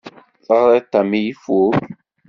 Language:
Kabyle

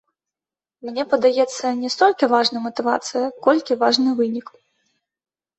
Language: Belarusian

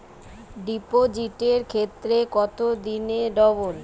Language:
Bangla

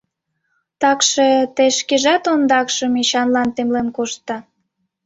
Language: Mari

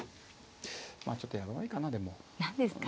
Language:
Japanese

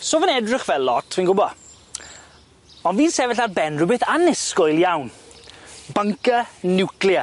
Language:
Welsh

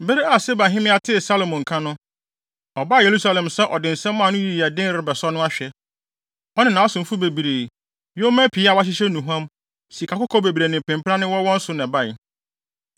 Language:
Akan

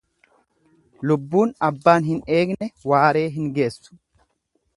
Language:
Oromo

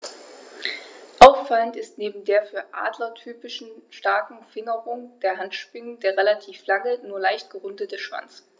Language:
German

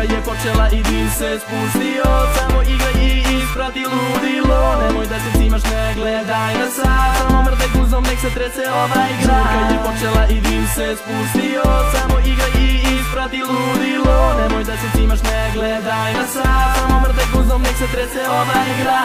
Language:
Polish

